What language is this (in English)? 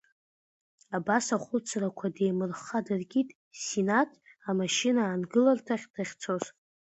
Abkhazian